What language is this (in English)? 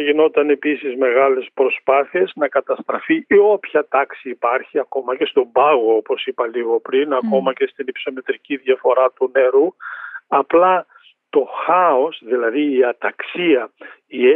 Greek